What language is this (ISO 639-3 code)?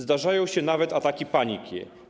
pol